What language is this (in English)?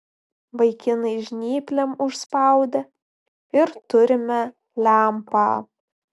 Lithuanian